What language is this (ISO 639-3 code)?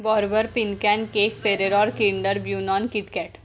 mar